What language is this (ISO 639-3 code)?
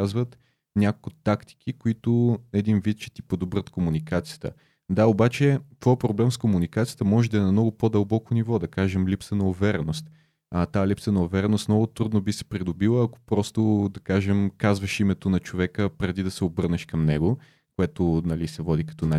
bul